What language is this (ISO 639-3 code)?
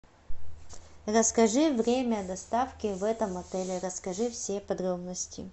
rus